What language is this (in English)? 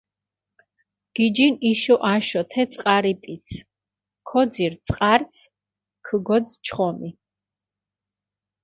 Mingrelian